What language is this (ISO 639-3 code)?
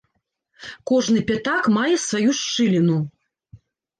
bel